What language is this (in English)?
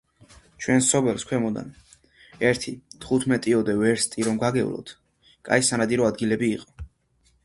Georgian